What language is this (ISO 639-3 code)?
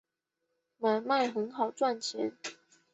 zho